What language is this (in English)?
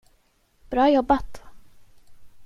Swedish